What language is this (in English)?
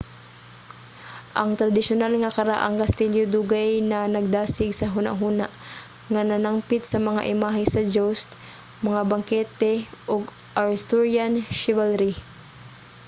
Cebuano